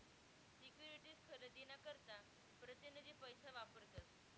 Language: Marathi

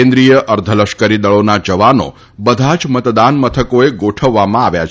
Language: Gujarati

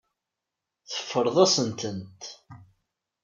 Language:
Kabyle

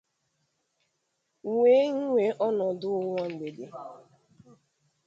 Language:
Igbo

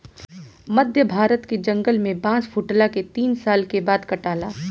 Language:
Bhojpuri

